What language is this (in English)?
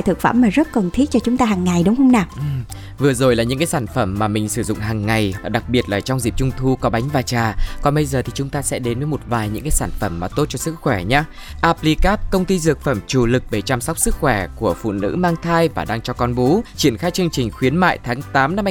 Vietnamese